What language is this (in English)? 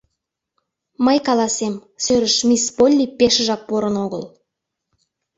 Mari